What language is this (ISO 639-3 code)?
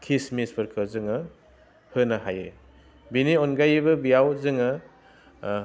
brx